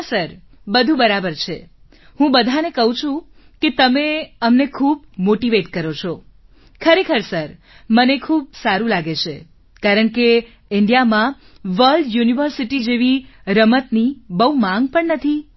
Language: Gujarati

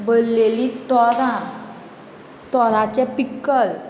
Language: Konkani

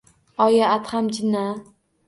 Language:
Uzbek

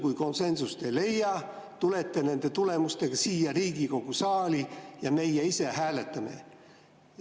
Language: Estonian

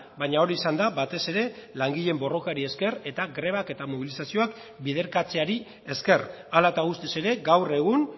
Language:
Basque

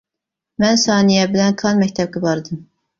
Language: Uyghur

